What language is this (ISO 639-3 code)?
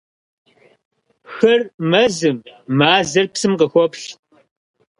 kbd